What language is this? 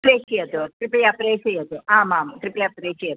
Sanskrit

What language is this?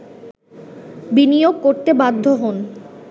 Bangla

